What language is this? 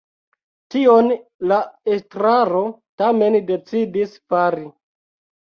Esperanto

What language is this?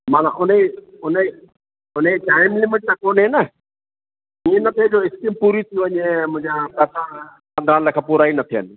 Sindhi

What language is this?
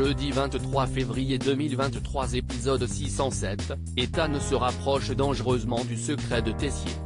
French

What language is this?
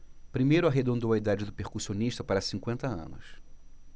Portuguese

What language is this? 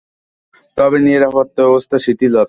Bangla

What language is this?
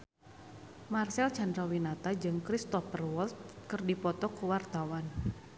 Sundanese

